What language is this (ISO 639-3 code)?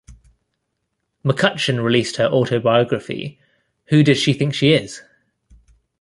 eng